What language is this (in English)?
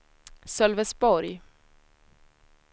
Swedish